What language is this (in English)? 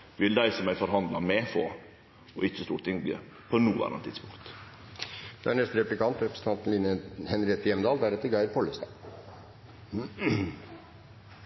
Norwegian Nynorsk